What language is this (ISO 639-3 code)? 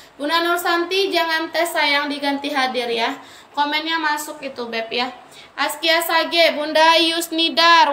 ind